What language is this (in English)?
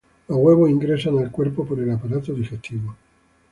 Spanish